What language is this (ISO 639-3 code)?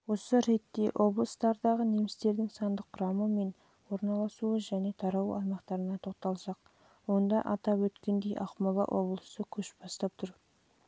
kaz